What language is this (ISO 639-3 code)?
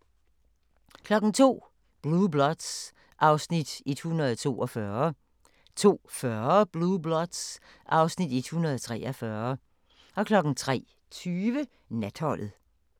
dan